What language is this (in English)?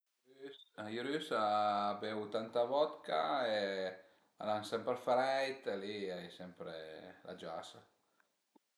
Piedmontese